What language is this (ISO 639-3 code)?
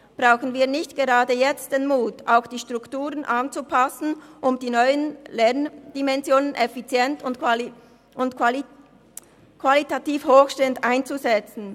gsw